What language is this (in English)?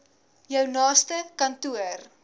Afrikaans